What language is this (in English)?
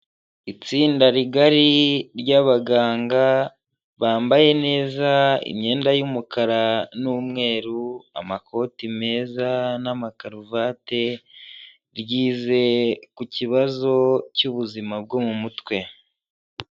Kinyarwanda